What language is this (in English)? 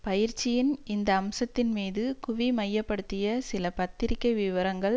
Tamil